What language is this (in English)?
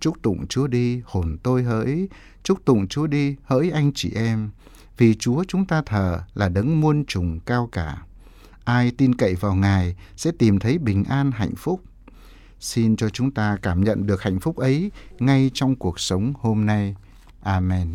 Vietnamese